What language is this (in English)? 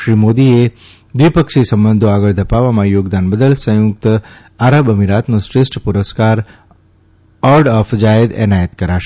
Gujarati